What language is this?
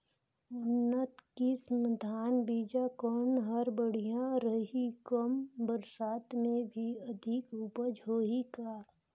Chhattisgarhi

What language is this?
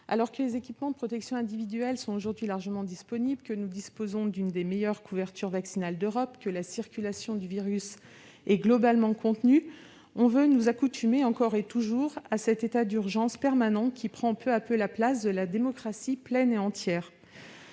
French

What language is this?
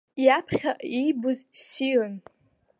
Abkhazian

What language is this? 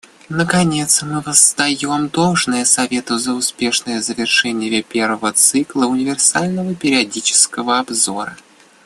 Russian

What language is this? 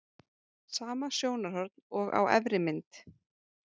Icelandic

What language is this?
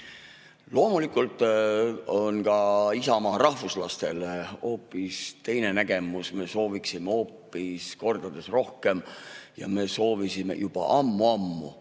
Estonian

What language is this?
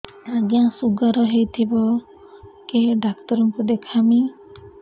Odia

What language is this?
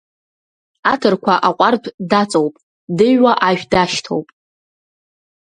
Abkhazian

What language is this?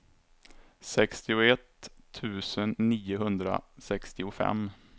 Swedish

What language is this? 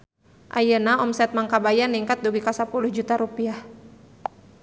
Sundanese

